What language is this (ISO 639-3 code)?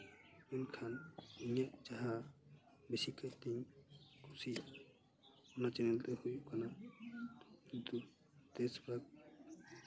sat